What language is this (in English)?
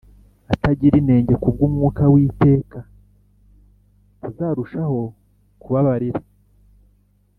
Kinyarwanda